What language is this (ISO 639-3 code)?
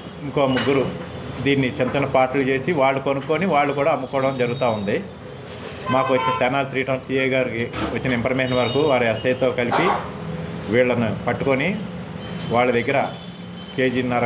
tel